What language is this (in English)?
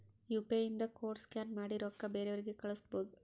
Kannada